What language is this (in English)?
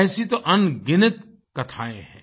Hindi